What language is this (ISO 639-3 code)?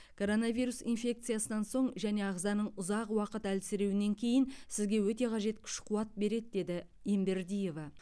kaz